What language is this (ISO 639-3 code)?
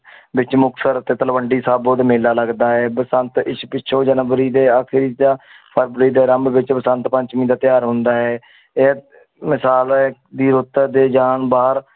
pan